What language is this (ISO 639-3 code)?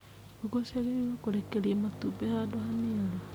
kik